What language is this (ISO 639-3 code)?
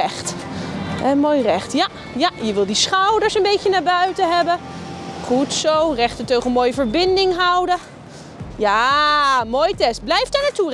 nld